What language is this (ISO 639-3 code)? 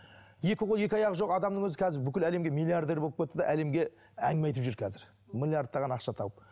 kaz